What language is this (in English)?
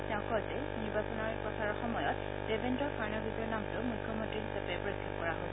Assamese